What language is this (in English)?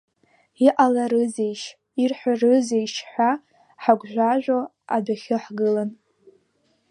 Abkhazian